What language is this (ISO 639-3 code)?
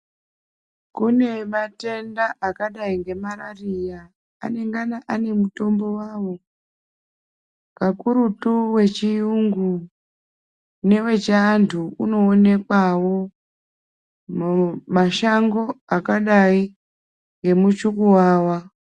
ndc